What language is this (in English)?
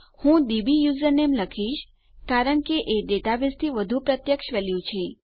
Gujarati